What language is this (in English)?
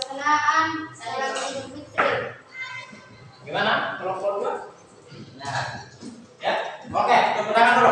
Indonesian